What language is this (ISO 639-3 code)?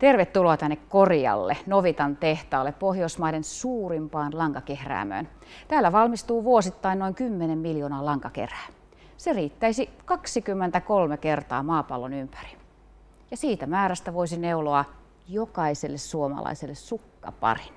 fin